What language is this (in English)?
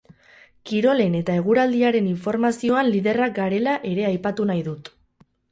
Basque